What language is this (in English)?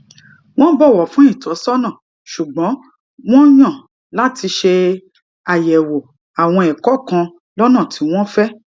Yoruba